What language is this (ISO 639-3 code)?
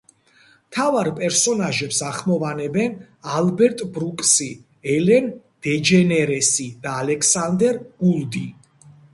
kat